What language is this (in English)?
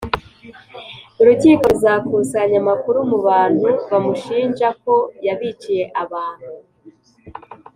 Kinyarwanda